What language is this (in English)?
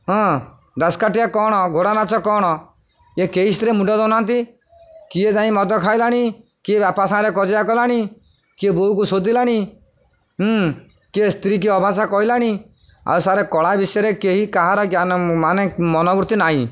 Odia